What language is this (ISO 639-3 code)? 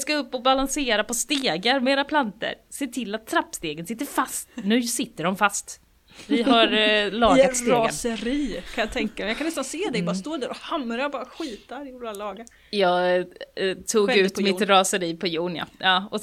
swe